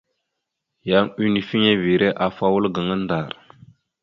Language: Mada (Cameroon)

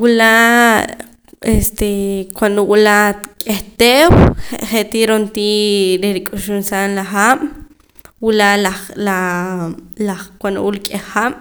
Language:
Poqomam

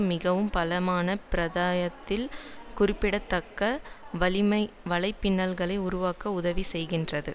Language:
Tamil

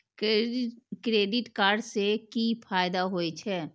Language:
Maithili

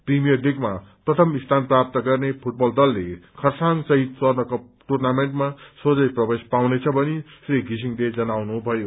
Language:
Nepali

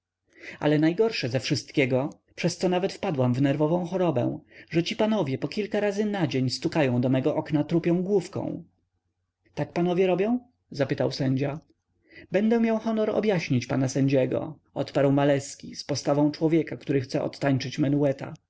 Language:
Polish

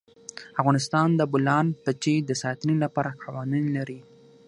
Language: Pashto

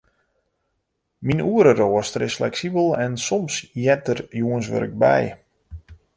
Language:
Western Frisian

